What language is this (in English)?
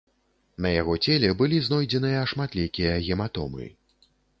Belarusian